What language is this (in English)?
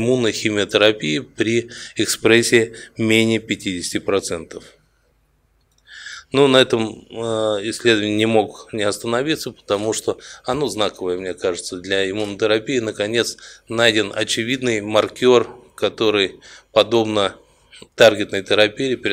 Russian